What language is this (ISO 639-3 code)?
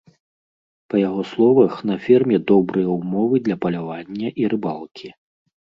bel